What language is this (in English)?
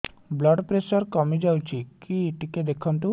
Odia